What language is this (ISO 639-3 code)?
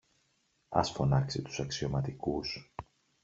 ell